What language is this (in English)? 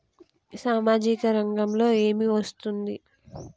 Telugu